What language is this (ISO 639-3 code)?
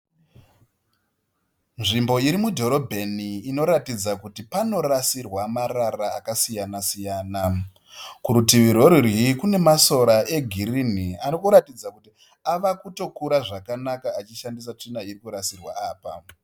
sna